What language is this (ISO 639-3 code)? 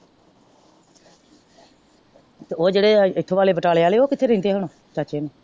pan